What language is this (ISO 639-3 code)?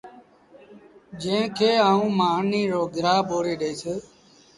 sbn